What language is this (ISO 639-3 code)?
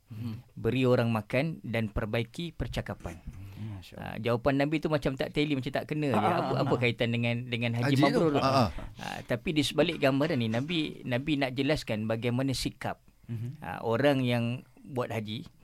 msa